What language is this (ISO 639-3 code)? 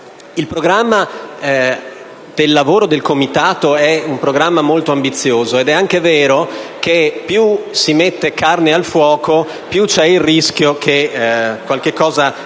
ita